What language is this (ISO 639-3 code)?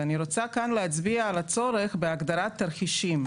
heb